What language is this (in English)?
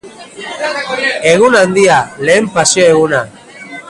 Basque